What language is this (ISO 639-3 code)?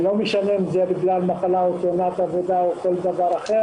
heb